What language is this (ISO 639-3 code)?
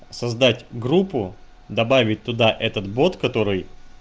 rus